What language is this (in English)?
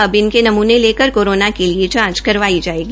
Hindi